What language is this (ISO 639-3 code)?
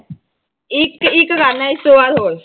pan